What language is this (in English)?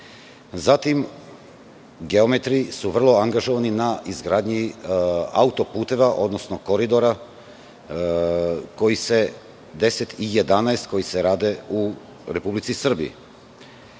Serbian